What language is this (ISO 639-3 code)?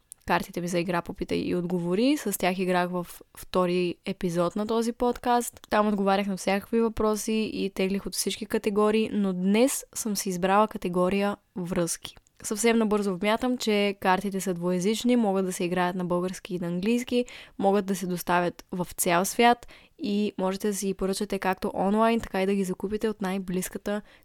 bul